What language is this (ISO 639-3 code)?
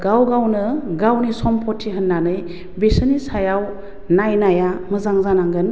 brx